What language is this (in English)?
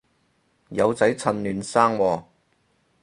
Cantonese